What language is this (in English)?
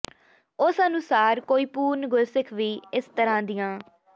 Punjabi